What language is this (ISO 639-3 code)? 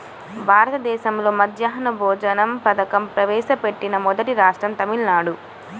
tel